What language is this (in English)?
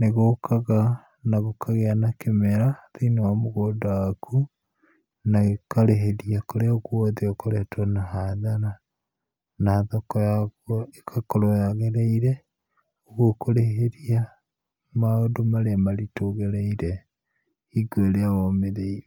Kikuyu